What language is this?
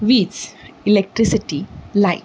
Konkani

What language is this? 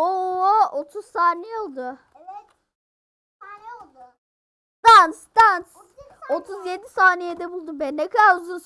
Turkish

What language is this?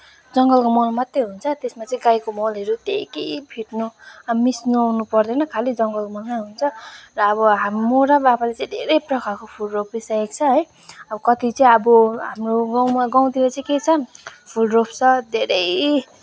Nepali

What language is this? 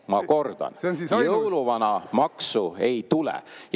Estonian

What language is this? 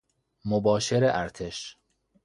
Persian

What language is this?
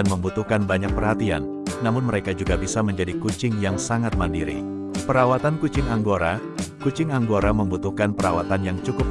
Indonesian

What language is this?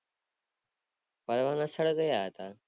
Gujarati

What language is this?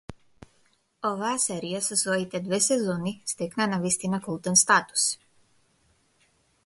Macedonian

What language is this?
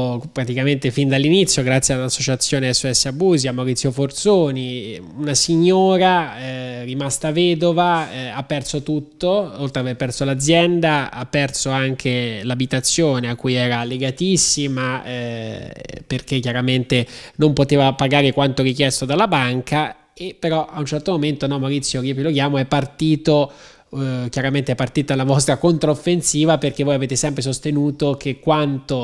Italian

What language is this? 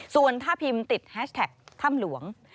Thai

